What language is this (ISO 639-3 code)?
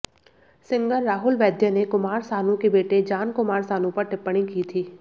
hin